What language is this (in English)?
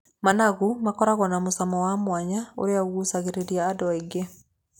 Kikuyu